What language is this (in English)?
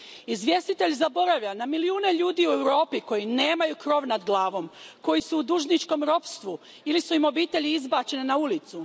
Croatian